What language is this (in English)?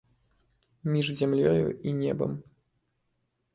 Belarusian